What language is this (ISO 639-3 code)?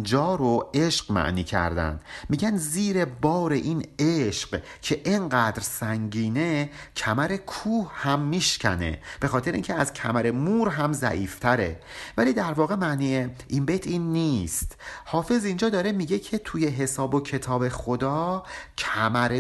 fas